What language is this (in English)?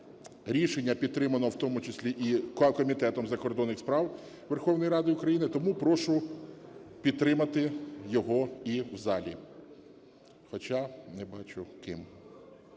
Ukrainian